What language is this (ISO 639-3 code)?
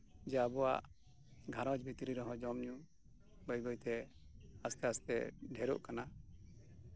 sat